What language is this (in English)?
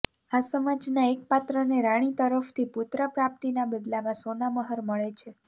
Gujarati